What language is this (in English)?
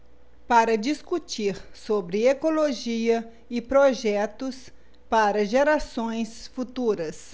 Portuguese